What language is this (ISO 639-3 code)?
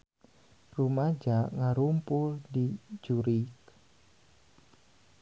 sun